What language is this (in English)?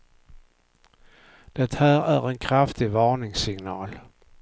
Swedish